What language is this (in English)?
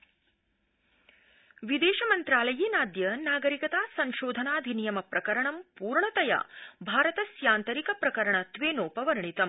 Sanskrit